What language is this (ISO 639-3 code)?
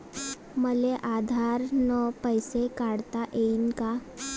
mar